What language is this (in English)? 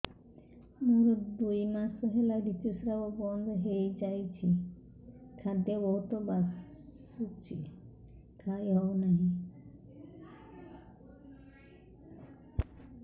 Odia